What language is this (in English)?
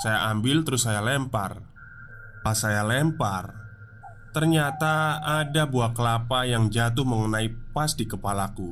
Indonesian